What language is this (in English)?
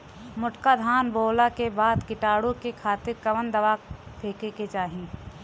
Bhojpuri